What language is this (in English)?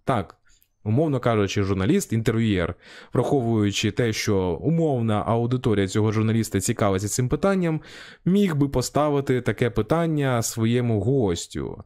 Ukrainian